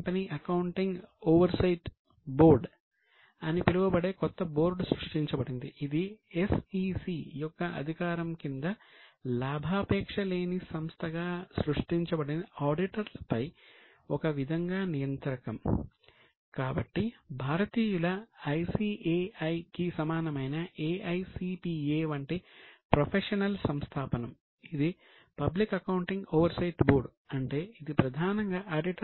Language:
Telugu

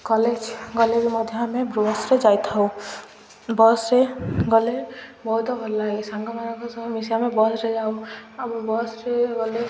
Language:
Odia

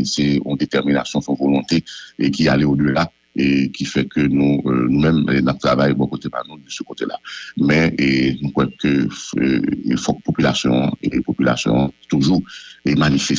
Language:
French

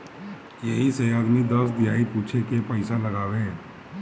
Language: Bhojpuri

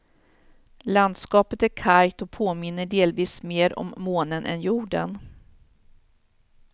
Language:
Swedish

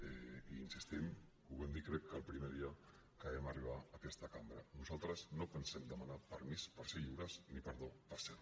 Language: Catalan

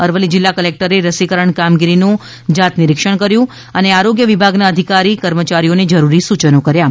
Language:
Gujarati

